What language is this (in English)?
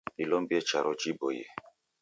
Taita